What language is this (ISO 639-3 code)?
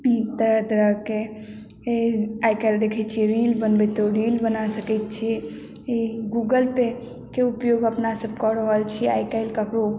mai